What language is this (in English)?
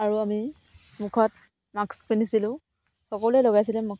Assamese